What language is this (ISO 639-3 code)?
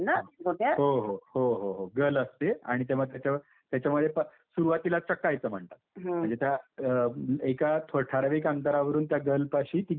mar